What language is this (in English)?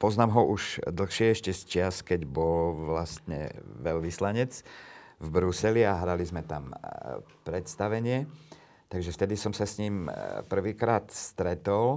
Slovak